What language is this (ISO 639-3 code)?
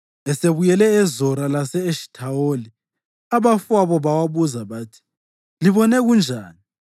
nde